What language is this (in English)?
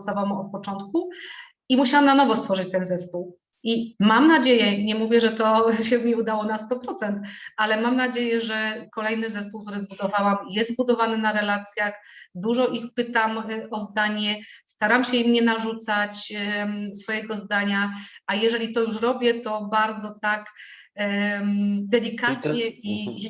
Polish